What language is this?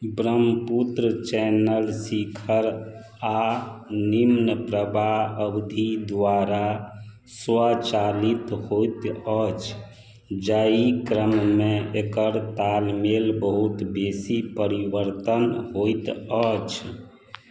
Maithili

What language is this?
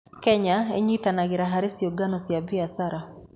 Kikuyu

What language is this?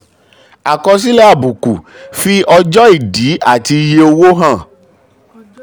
Yoruba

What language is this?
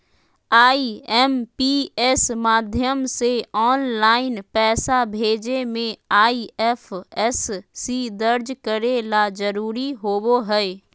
Magahi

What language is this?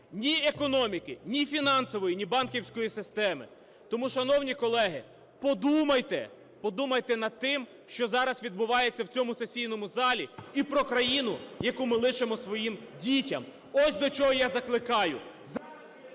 Ukrainian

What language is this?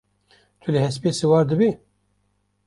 Kurdish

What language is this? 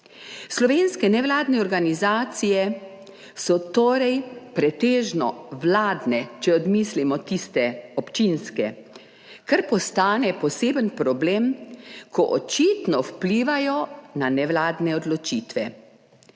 Slovenian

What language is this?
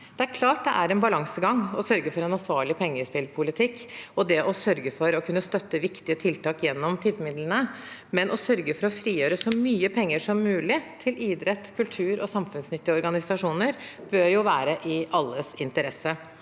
Norwegian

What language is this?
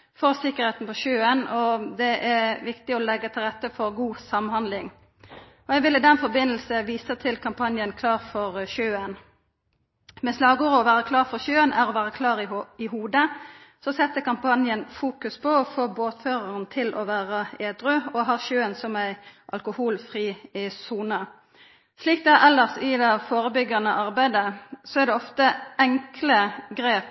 Norwegian Nynorsk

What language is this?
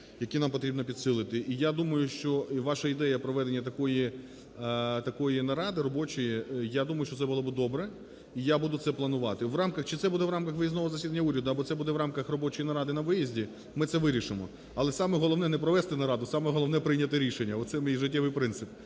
Ukrainian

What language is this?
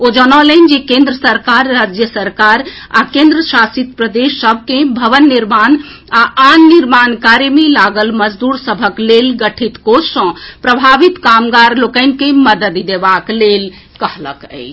Maithili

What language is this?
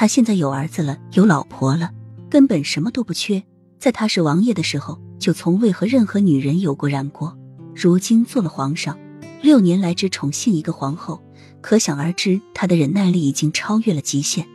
Chinese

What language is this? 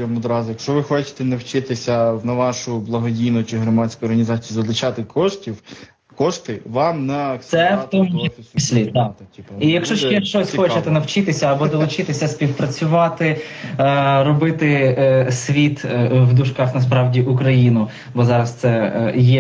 Ukrainian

